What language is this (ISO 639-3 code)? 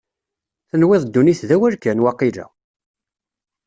kab